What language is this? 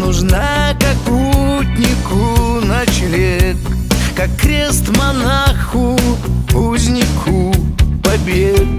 Russian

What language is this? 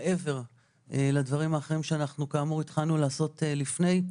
Hebrew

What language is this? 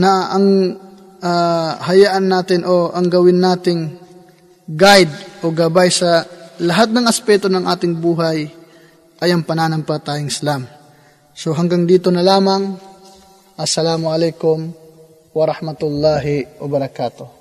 Filipino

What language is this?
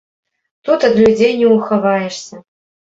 Belarusian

